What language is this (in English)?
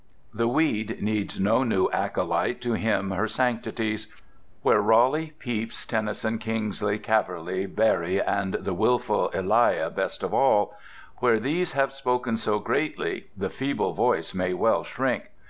English